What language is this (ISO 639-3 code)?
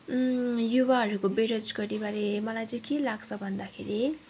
nep